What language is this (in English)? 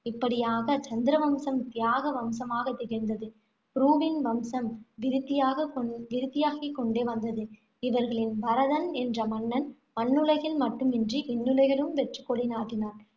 Tamil